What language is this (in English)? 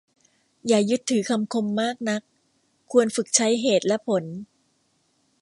Thai